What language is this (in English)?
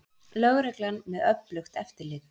Icelandic